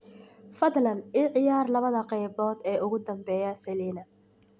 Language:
Somali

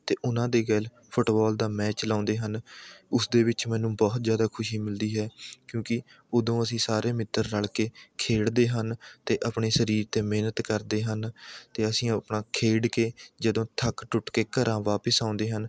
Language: Punjabi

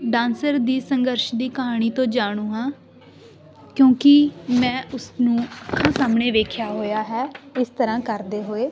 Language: Punjabi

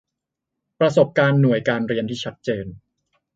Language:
Thai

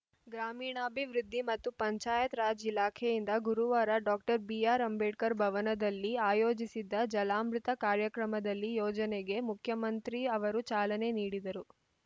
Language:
Kannada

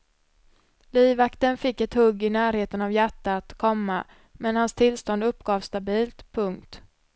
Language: Swedish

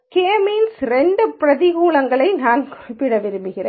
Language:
Tamil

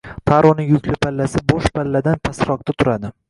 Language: Uzbek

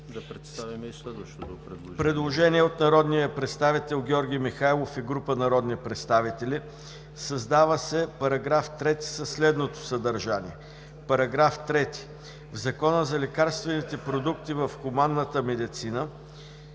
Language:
Bulgarian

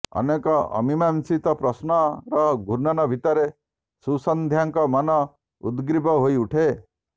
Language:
Odia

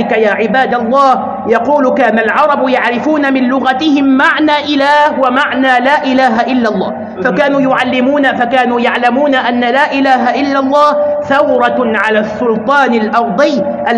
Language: Arabic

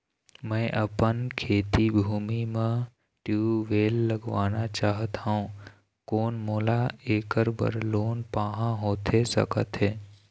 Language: Chhattisgarhi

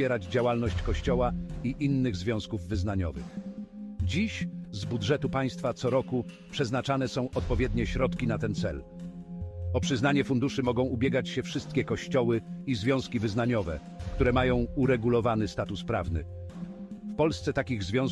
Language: Polish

